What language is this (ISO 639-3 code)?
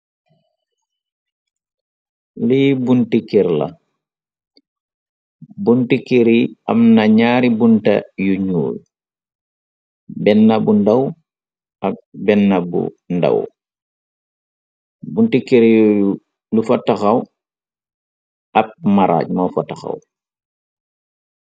wol